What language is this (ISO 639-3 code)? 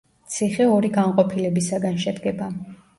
kat